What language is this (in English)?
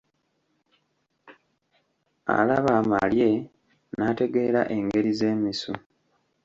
Ganda